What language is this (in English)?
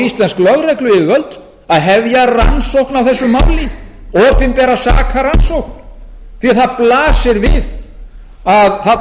Icelandic